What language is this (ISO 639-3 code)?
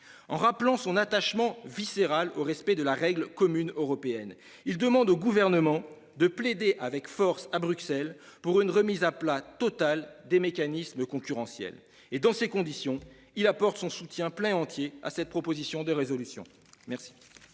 fra